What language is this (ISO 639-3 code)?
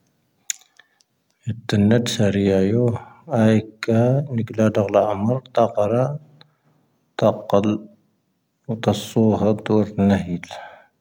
thv